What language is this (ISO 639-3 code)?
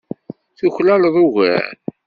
kab